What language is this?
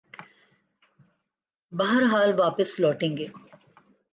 Urdu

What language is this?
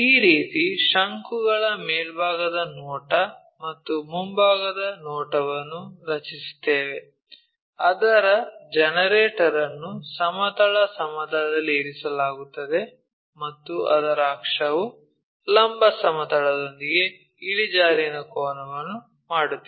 Kannada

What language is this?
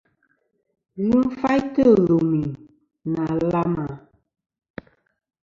Kom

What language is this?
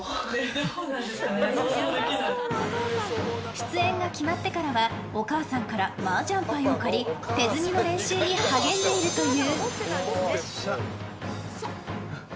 Japanese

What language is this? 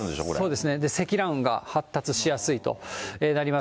Japanese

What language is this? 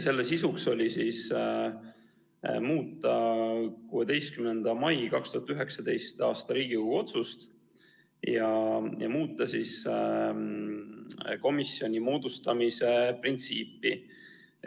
Estonian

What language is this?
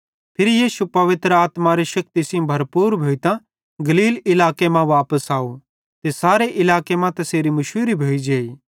Bhadrawahi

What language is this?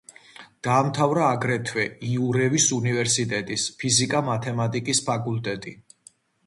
Georgian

